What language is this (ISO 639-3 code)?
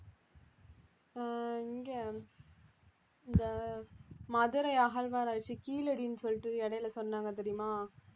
tam